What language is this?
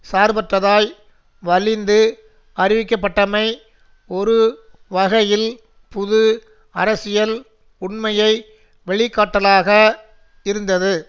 Tamil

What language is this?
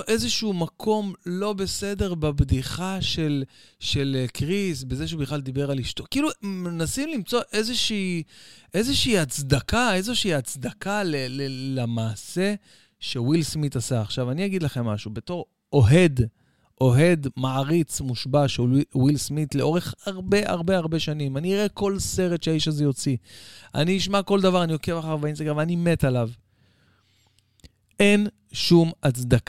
Hebrew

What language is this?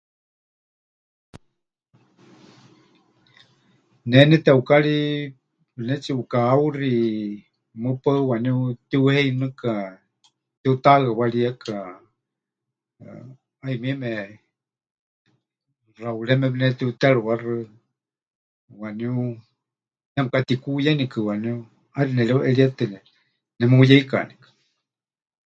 Huichol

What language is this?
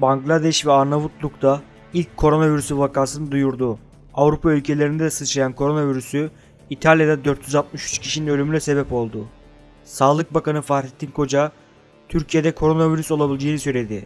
Turkish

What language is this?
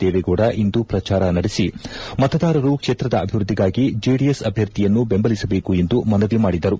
Kannada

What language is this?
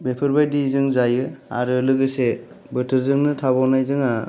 Bodo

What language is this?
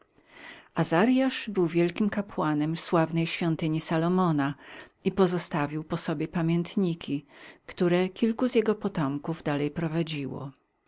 Polish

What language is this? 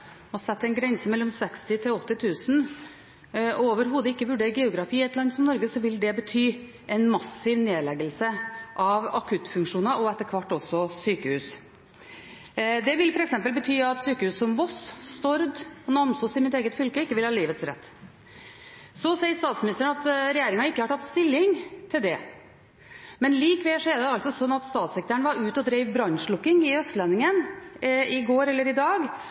Norwegian Bokmål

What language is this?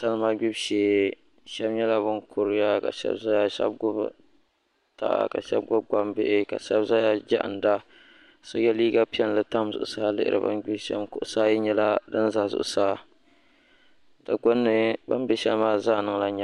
Dagbani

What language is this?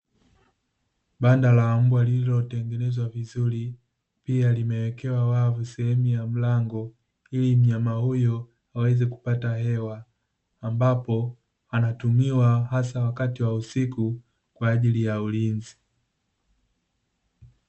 Swahili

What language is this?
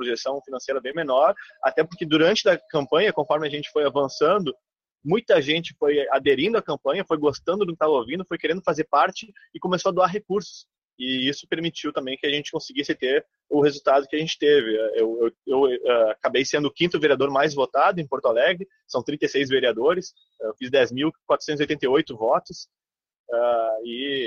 Portuguese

